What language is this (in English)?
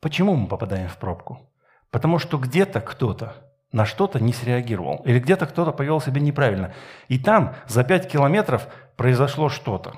Russian